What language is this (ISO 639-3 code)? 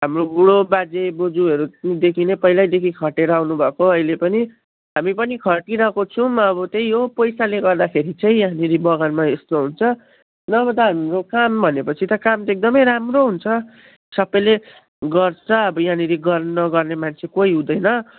nep